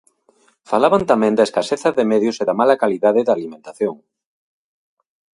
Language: Galician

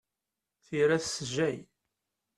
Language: Kabyle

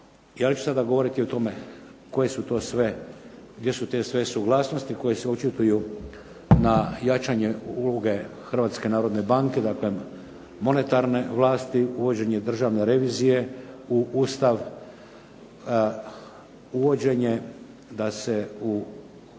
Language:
Croatian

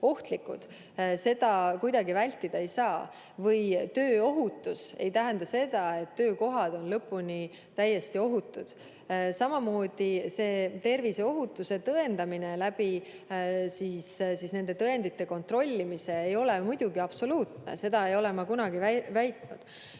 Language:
Estonian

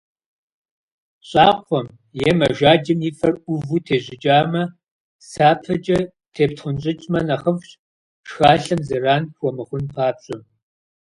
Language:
Kabardian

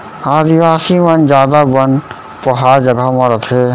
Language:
Chhattisgarhi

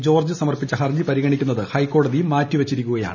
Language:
Malayalam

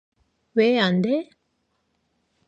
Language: Korean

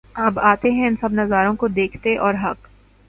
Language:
Urdu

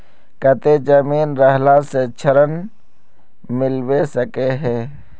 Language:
Magahi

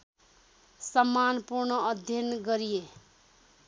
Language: Nepali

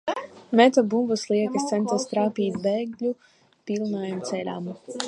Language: Latvian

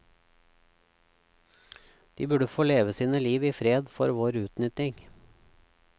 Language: Norwegian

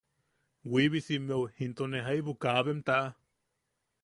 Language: Yaqui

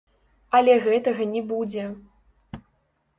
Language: Belarusian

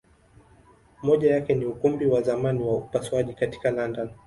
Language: Swahili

